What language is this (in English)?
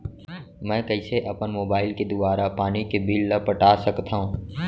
Chhattisgarhi